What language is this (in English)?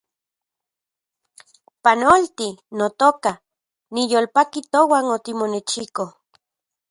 Central Puebla Nahuatl